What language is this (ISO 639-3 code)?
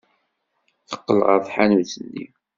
kab